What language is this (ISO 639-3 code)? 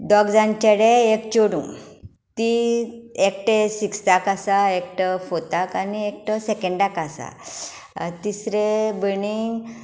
kok